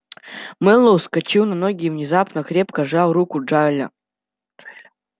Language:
Russian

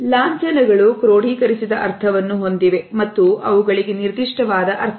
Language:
Kannada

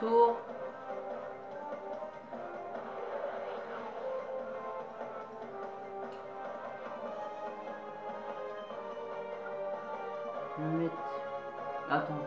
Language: French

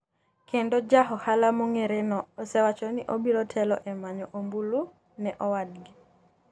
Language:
Luo (Kenya and Tanzania)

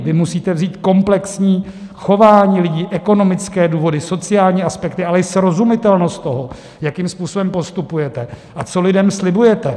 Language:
Czech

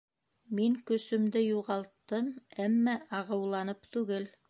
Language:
Bashkir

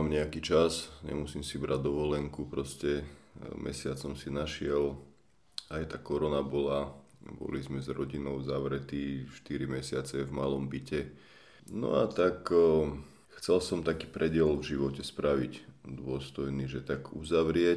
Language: Slovak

